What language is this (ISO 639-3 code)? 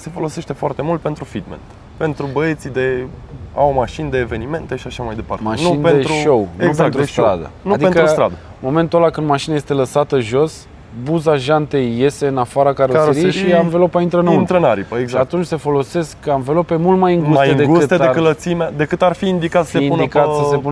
ron